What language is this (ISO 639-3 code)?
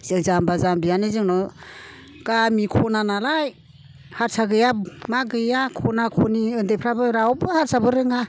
brx